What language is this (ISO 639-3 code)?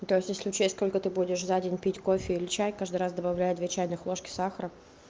rus